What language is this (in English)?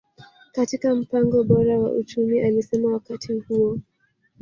Swahili